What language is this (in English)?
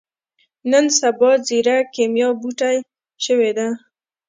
Pashto